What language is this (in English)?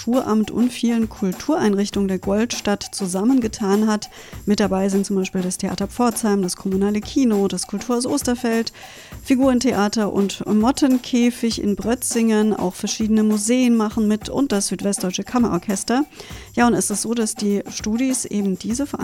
German